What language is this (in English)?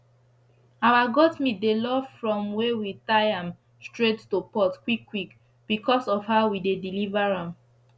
Nigerian Pidgin